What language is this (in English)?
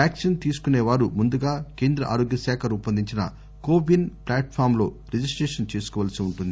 Telugu